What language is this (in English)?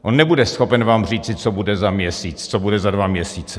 Czech